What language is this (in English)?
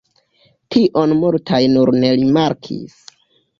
Esperanto